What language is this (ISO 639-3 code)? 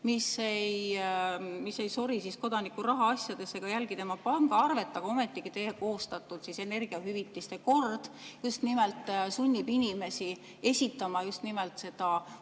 est